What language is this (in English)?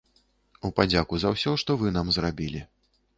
Belarusian